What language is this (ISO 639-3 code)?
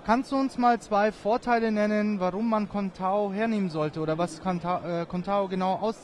deu